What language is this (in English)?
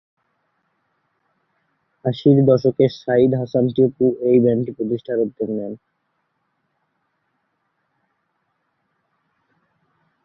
Bangla